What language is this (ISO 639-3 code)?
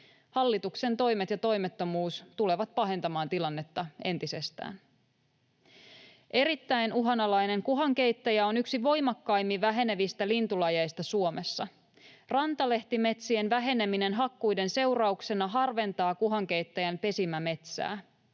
fin